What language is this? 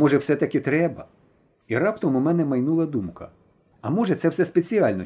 Ukrainian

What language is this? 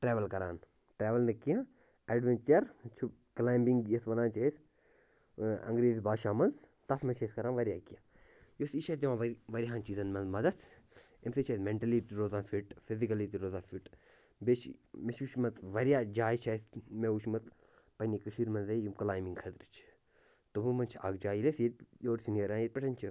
Kashmiri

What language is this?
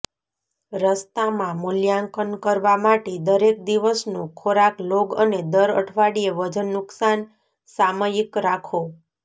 Gujarati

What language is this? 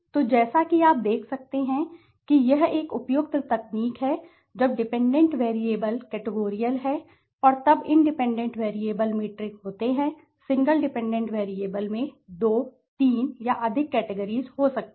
Hindi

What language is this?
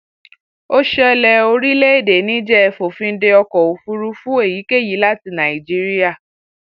Yoruba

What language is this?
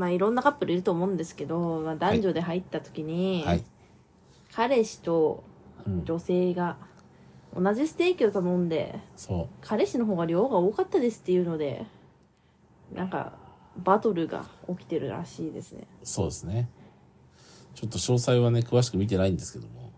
Japanese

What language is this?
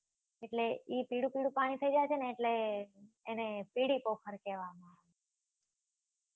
Gujarati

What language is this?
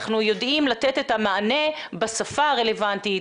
Hebrew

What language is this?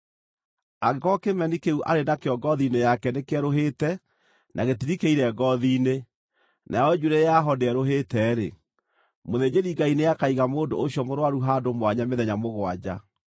Kikuyu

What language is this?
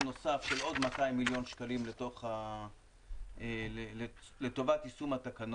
Hebrew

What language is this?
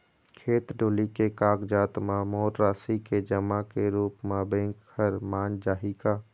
Chhattisgarhi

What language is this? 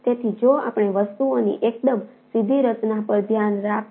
Gujarati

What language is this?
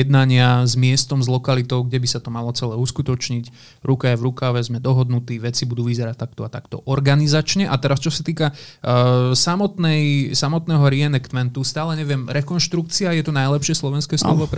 Slovak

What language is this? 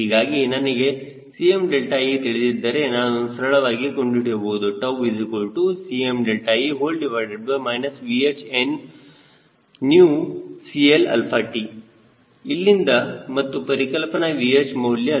Kannada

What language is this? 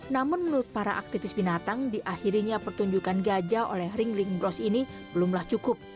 Indonesian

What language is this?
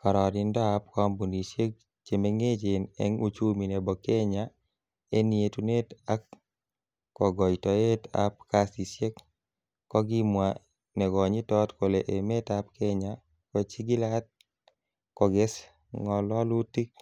Kalenjin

